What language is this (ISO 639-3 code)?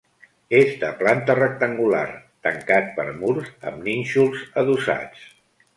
cat